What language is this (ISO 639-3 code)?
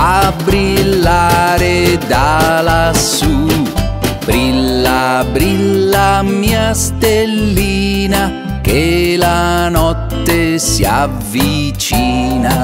ita